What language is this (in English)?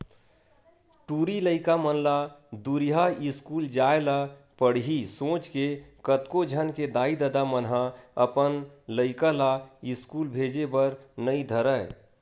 Chhattisgarhi